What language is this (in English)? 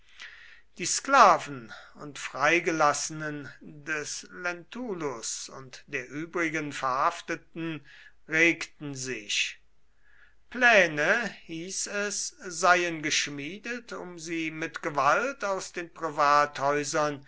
German